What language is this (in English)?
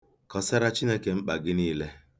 Igbo